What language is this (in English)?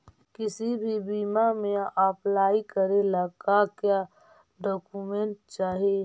Magahi